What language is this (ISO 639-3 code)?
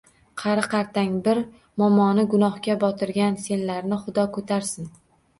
uzb